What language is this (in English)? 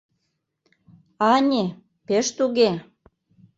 Mari